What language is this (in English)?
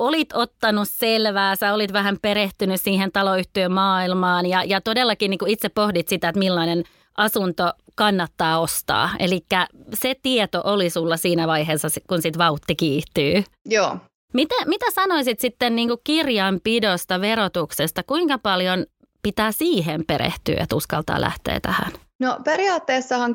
Finnish